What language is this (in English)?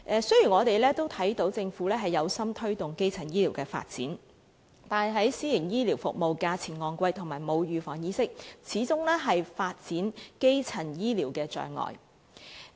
Cantonese